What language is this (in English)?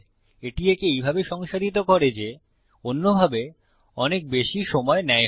Bangla